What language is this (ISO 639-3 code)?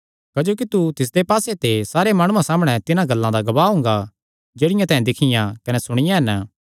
xnr